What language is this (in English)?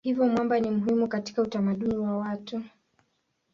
Swahili